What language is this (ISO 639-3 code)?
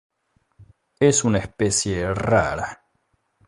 spa